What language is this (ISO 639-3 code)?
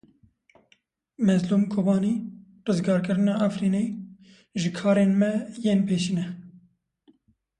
kur